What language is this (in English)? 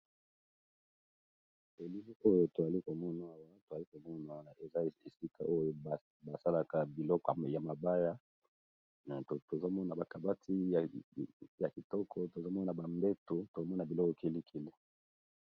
Lingala